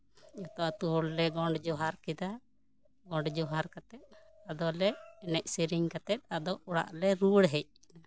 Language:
Santali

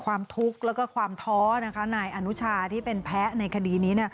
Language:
Thai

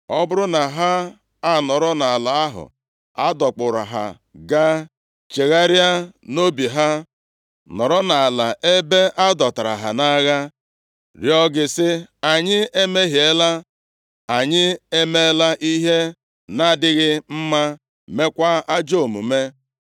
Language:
Igbo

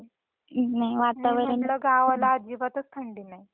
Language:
Marathi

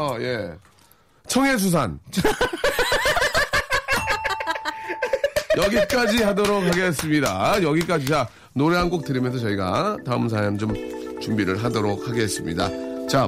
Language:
Korean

